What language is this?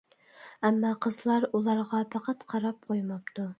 Uyghur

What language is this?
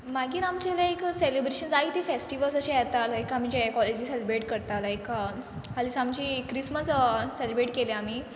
Konkani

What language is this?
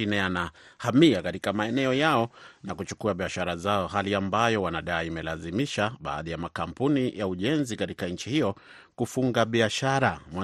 Swahili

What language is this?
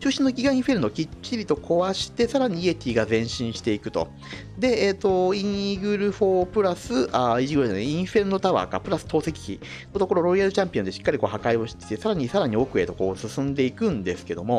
Japanese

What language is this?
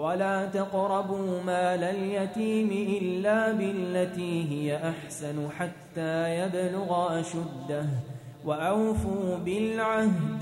Arabic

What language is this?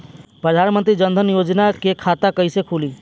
Bhojpuri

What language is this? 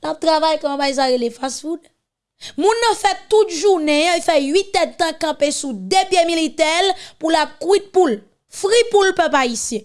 French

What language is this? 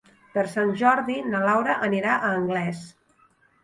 Catalan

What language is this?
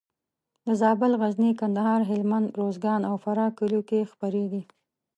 Pashto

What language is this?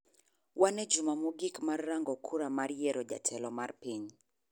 Luo (Kenya and Tanzania)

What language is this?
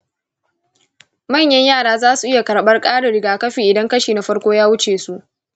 Hausa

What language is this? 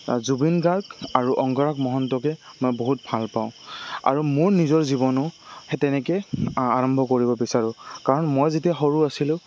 Assamese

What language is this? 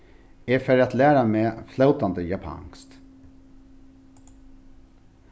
Faroese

